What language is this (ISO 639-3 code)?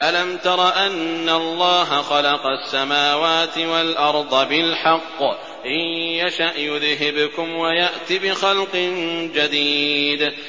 ara